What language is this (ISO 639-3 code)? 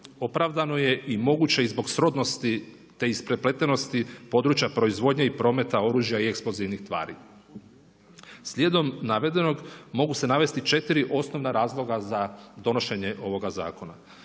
hrv